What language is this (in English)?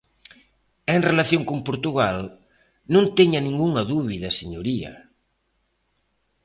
Galician